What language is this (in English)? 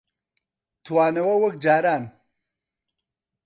Central Kurdish